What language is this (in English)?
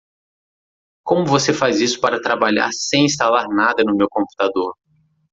Portuguese